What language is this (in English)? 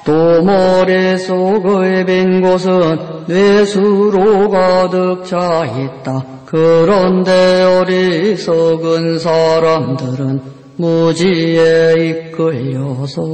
Korean